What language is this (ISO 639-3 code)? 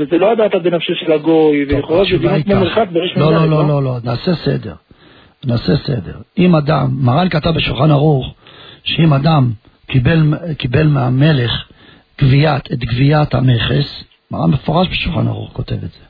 heb